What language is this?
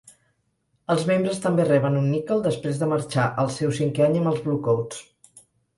Catalan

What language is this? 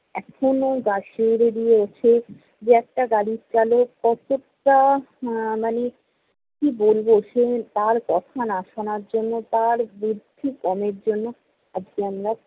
Bangla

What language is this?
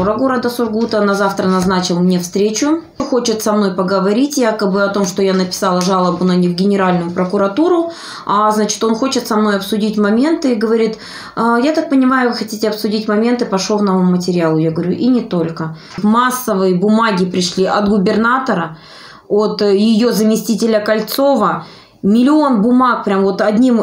Russian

